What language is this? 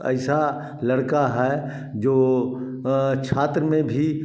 Hindi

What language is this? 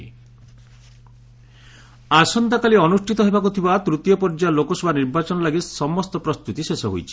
Odia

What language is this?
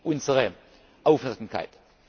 German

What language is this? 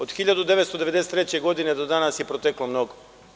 Serbian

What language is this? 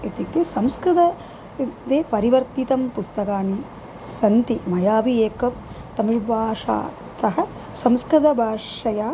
Sanskrit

